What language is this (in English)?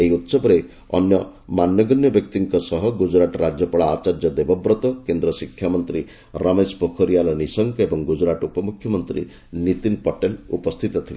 Odia